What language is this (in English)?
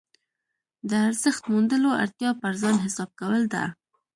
Pashto